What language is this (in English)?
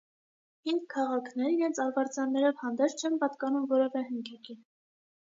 Armenian